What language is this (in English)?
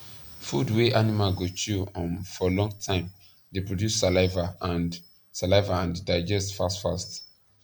Nigerian Pidgin